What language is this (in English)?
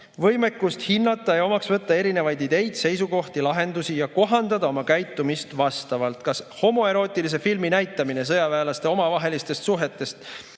Estonian